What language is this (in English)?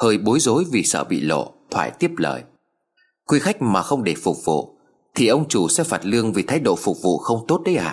Vietnamese